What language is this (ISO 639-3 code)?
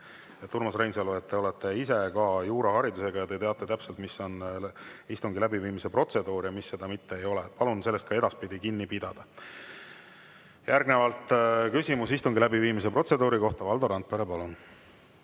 est